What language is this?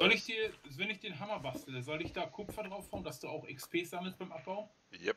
German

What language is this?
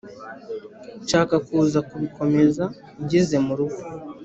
Kinyarwanda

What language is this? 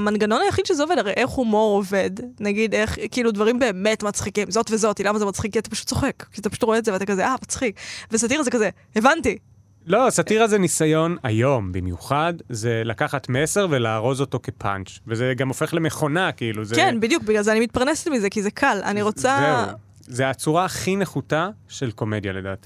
Hebrew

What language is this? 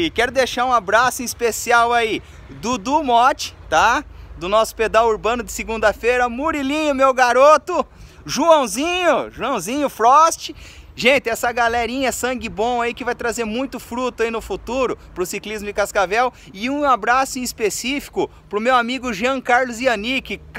Portuguese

